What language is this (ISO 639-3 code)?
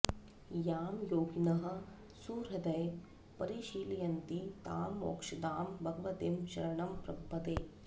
san